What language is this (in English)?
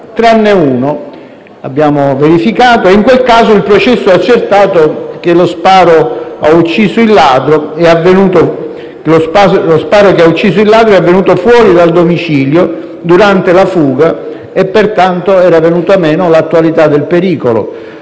Italian